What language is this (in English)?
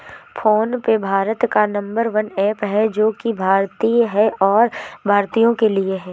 Hindi